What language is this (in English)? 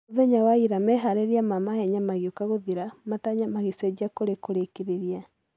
Kikuyu